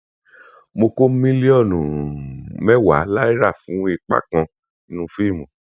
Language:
Yoruba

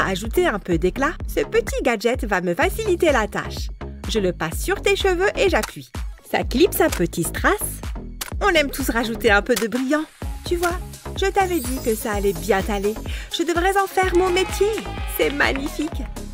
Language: French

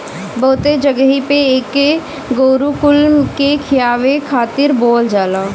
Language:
Bhojpuri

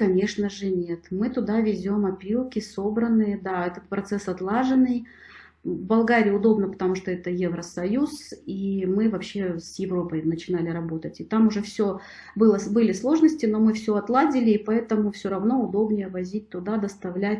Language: Russian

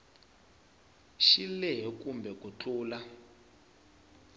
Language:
Tsonga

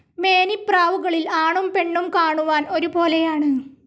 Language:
Malayalam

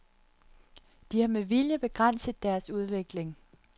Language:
Danish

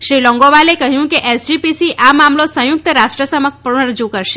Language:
Gujarati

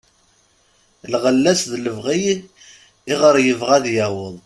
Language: Kabyle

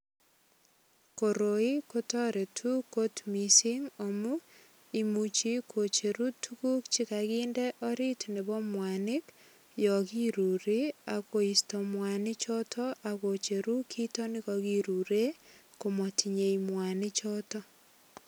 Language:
Kalenjin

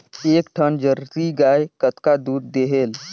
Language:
Chhattisgarhi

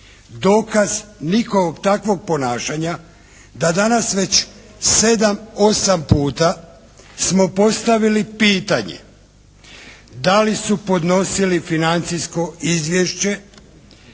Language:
Croatian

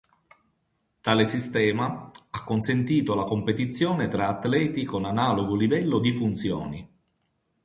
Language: Italian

